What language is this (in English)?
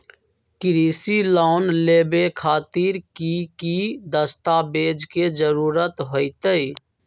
Magahi